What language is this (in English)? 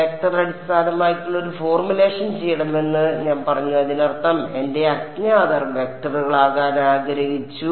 Malayalam